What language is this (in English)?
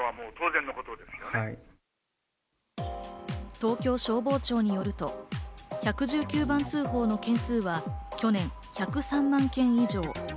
Japanese